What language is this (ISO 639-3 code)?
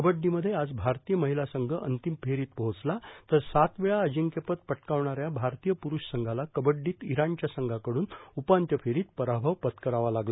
mar